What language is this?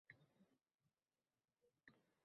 Uzbek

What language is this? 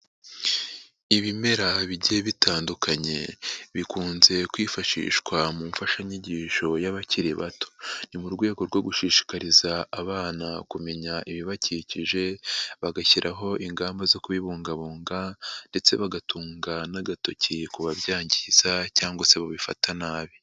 Kinyarwanda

